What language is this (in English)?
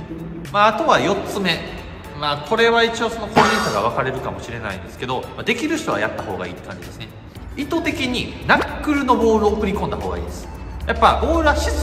Japanese